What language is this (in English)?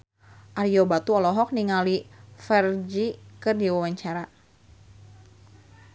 Sundanese